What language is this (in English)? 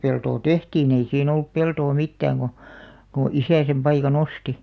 Finnish